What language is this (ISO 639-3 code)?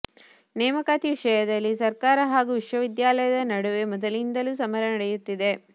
kan